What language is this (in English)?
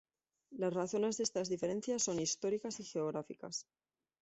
Spanish